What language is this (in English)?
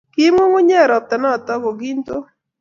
Kalenjin